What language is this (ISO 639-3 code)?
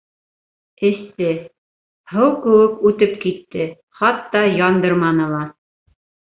bak